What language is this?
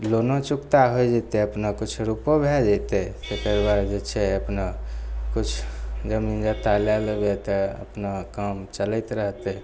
Maithili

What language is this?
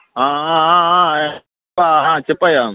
Telugu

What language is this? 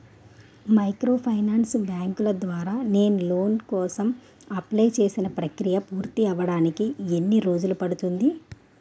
Telugu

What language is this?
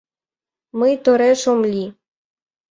Mari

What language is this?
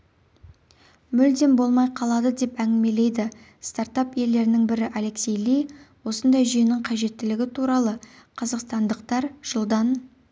Kazakh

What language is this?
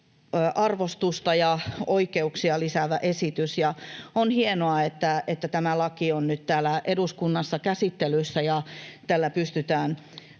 Finnish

